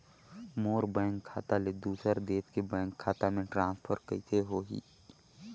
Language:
Chhattisgarhi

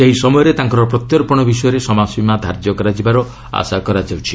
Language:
Odia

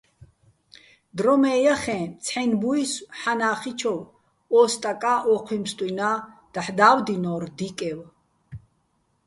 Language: Bats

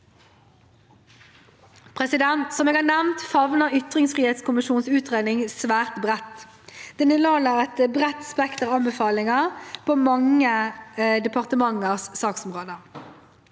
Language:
Norwegian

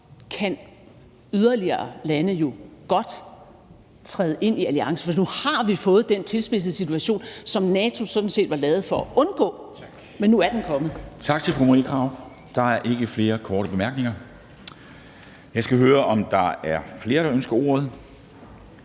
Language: Danish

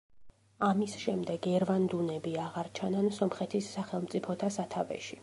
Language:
Georgian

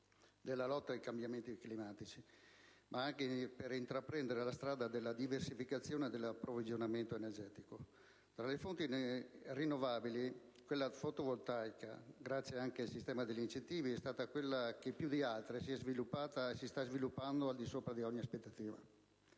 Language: Italian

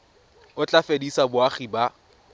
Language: Tswana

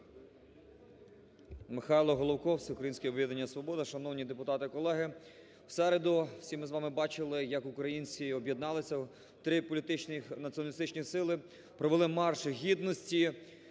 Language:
Ukrainian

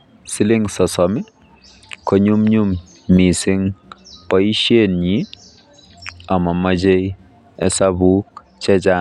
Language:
Kalenjin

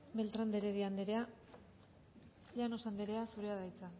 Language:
Basque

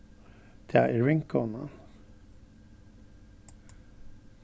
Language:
Faroese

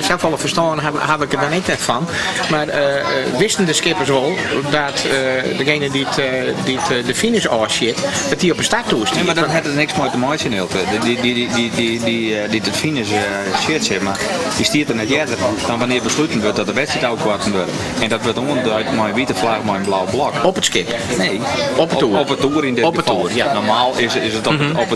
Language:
Dutch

